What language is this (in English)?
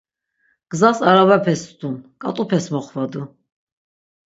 Laz